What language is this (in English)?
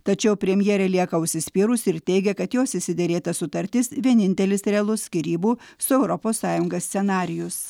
Lithuanian